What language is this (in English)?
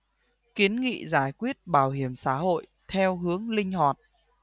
Vietnamese